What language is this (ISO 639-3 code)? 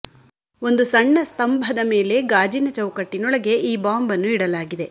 kan